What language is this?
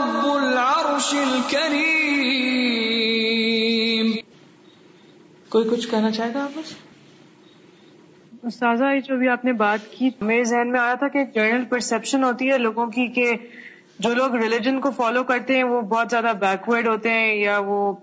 Urdu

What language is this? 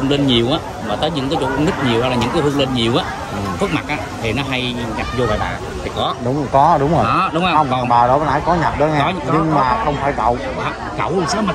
Vietnamese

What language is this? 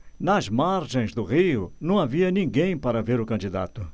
Portuguese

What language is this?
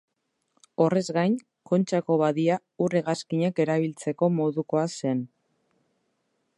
Basque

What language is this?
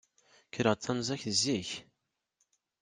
Kabyle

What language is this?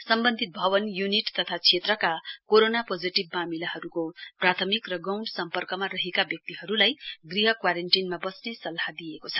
Nepali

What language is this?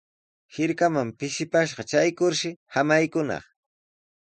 Sihuas Ancash Quechua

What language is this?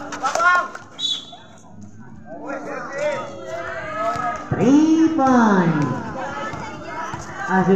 Indonesian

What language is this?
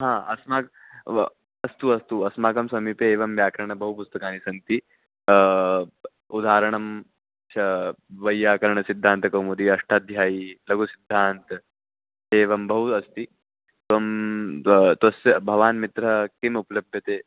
Sanskrit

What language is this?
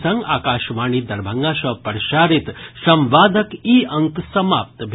Maithili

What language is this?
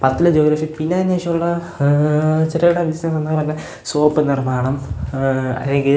Malayalam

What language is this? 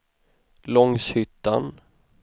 Swedish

